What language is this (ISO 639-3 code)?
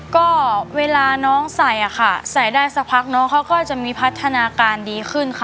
tha